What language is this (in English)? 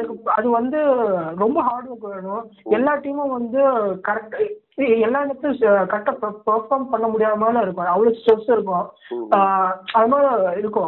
Tamil